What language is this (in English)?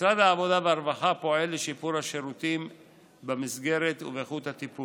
Hebrew